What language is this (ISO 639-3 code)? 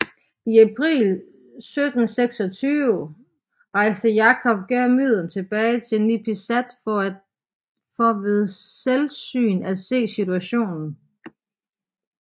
dan